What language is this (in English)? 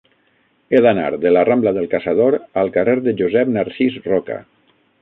Catalan